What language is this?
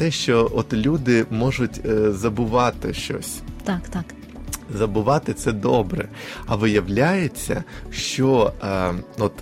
Ukrainian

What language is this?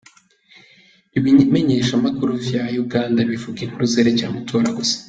Kinyarwanda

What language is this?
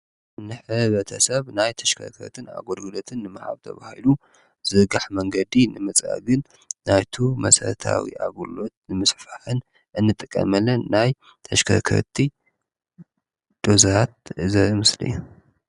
Tigrinya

